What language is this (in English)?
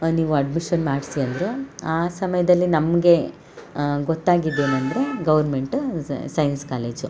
Kannada